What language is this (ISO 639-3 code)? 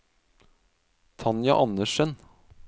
nor